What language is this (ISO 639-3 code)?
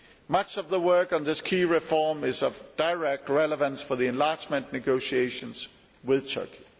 eng